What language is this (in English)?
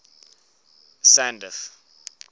English